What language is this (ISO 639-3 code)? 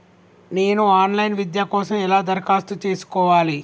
tel